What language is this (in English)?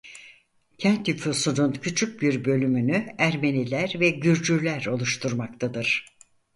Turkish